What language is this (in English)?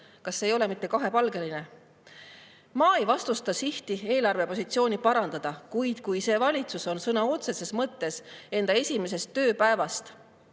Estonian